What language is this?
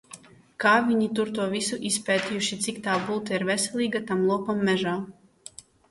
Latvian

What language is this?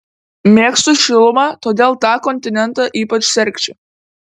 Lithuanian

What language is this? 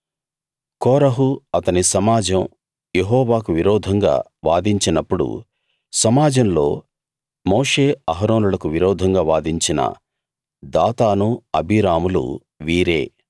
Telugu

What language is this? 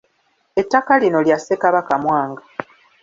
Ganda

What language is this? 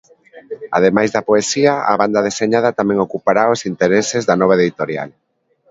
Galician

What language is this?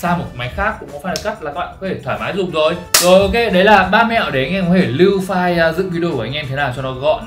Vietnamese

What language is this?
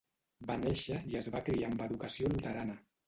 Catalan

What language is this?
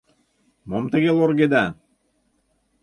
Mari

